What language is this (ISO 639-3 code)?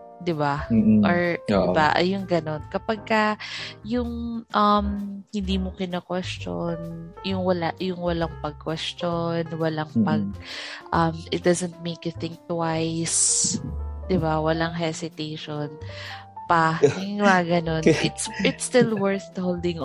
fil